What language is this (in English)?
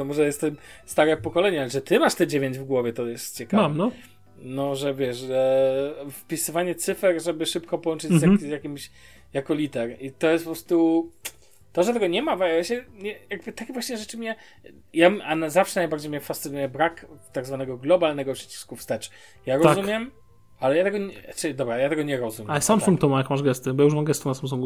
Polish